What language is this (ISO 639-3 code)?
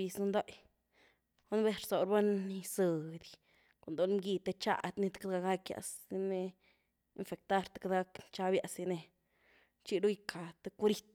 ztu